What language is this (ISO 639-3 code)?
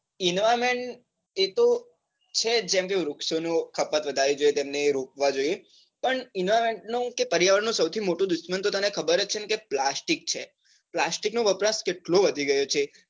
guj